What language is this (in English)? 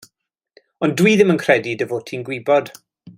Welsh